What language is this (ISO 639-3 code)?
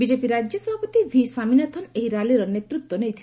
ori